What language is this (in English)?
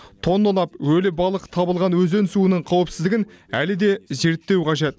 Kazakh